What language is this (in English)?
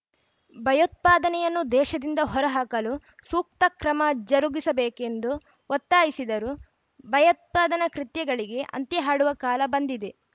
Kannada